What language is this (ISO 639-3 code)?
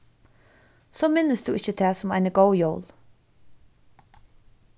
fao